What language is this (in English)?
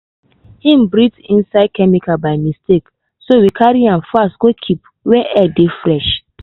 Nigerian Pidgin